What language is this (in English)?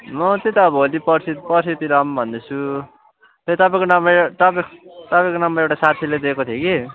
Nepali